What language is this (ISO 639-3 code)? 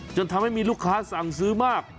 tha